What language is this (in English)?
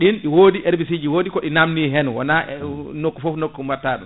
Fula